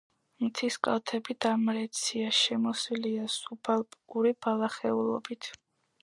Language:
Georgian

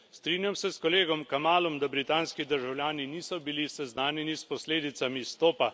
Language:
Slovenian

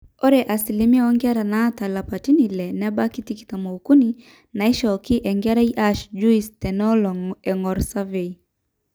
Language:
Masai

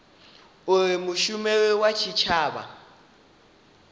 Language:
Venda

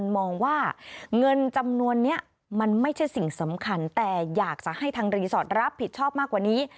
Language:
Thai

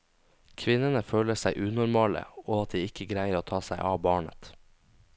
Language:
Norwegian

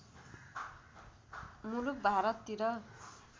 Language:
Nepali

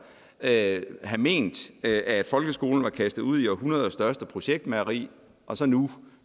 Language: Danish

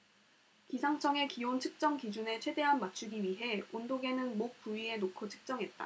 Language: Korean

